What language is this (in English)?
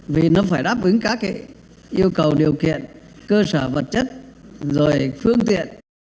Vietnamese